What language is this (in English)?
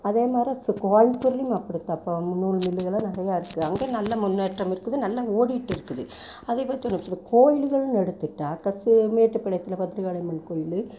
Tamil